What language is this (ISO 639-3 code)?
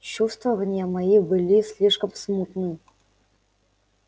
rus